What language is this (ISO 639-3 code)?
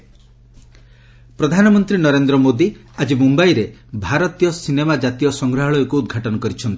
ori